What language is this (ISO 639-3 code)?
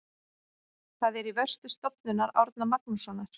isl